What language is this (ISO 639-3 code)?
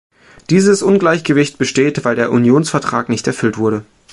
deu